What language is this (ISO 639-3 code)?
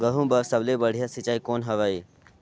hne